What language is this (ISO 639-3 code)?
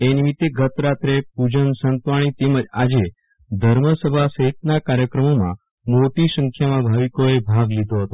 guj